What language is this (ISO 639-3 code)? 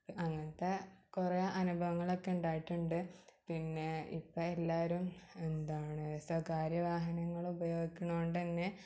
mal